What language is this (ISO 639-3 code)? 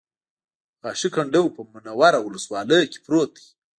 pus